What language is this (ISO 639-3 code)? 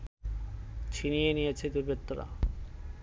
ben